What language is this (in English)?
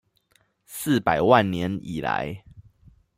Chinese